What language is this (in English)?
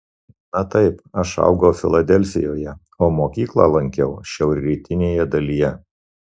Lithuanian